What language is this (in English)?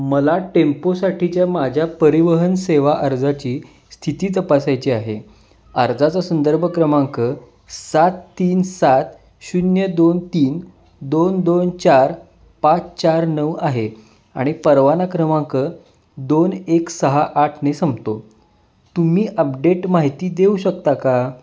Marathi